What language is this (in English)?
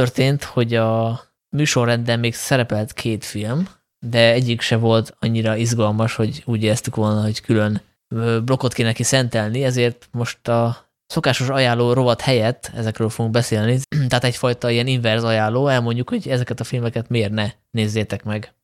Hungarian